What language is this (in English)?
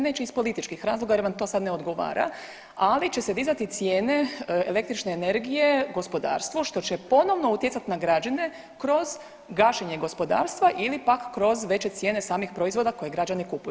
Croatian